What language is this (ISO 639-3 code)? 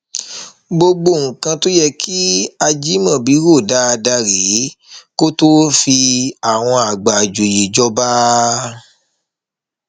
yor